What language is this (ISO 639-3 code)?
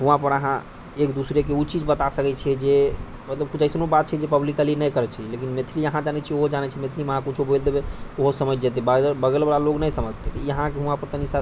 mai